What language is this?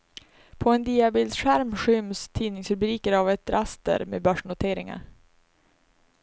Swedish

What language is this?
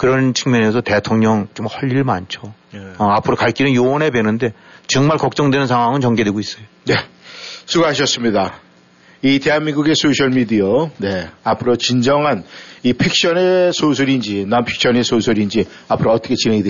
Korean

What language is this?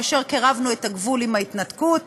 Hebrew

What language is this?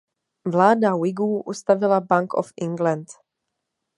Czech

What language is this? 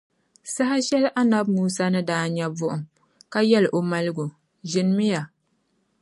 Dagbani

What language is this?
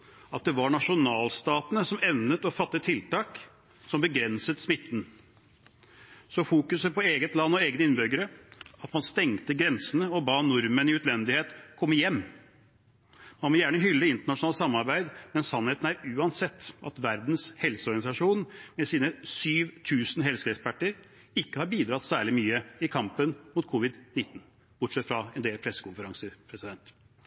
Norwegian Bokmål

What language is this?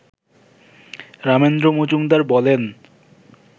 Bangla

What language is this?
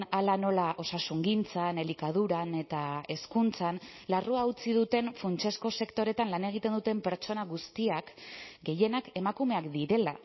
Basque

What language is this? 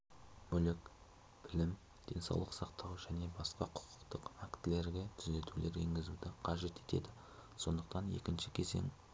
Kazakh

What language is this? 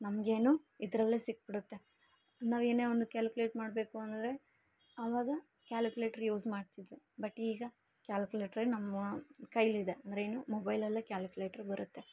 Kannada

